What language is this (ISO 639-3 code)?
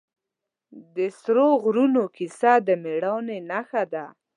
pus